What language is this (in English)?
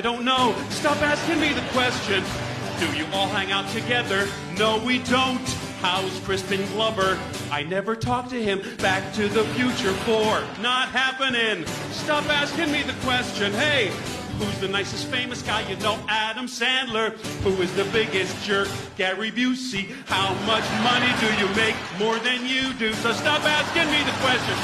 English